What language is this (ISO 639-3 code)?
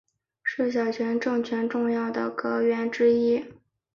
zho